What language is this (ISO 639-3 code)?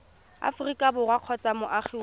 tsn